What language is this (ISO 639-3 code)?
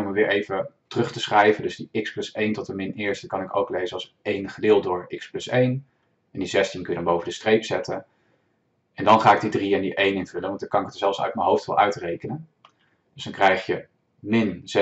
nld